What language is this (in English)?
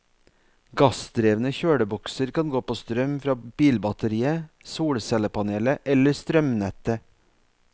Norwegian